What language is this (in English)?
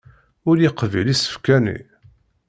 Kabyle